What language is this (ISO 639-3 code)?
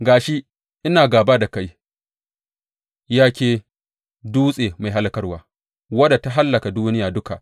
hau